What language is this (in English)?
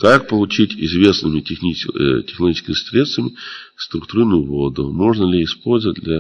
Russian